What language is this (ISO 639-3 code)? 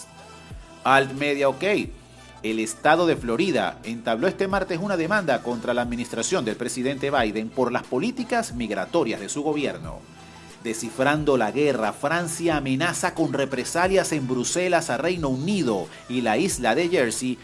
spa